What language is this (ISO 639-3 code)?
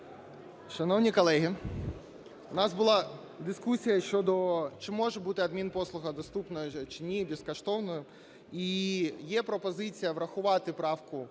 ukr